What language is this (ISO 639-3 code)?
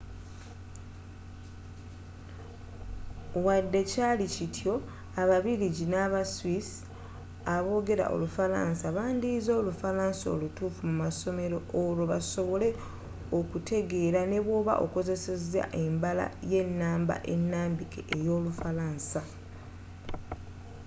lug